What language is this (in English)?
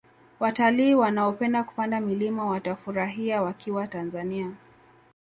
Swahili